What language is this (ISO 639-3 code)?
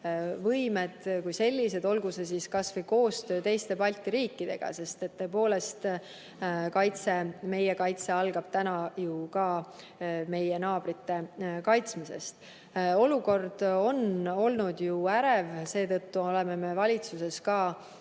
est